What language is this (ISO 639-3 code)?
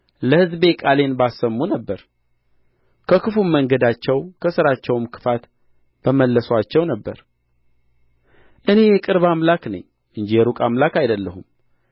amh